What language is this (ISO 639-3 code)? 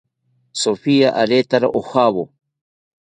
cpy